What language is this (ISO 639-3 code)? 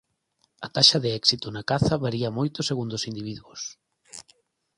glg